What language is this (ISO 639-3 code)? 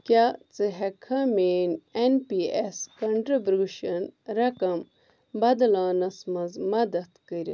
kas